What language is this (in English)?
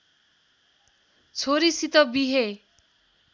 Nepali